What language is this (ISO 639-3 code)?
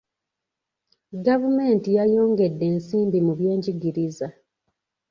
lug